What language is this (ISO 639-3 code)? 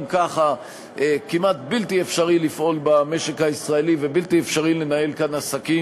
heb